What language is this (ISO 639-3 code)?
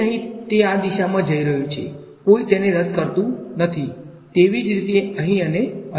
guj